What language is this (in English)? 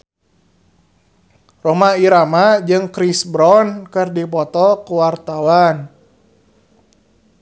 Sundanese